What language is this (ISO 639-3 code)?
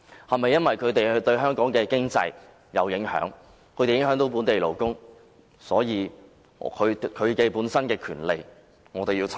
yue